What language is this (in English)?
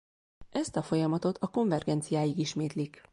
Hungarian